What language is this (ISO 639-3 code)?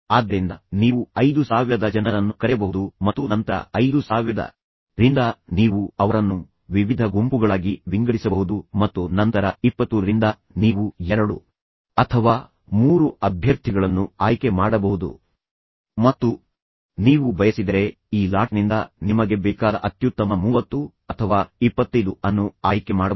kan